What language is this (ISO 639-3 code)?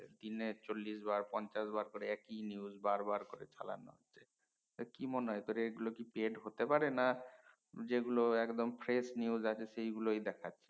ben